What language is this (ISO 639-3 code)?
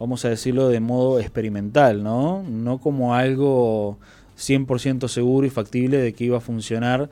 spa